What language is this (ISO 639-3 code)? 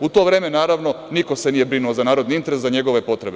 srp